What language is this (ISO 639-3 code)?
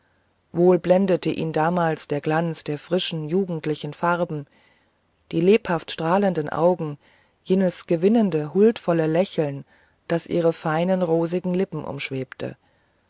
deu